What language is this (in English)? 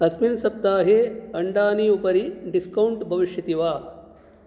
Sanskrit